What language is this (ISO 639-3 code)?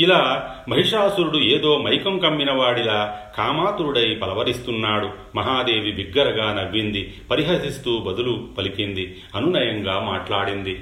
tel